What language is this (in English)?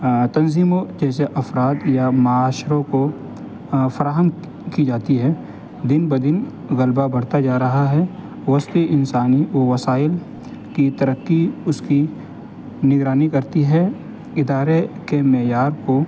Urdu